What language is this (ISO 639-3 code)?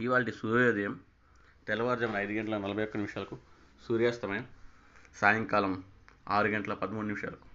tel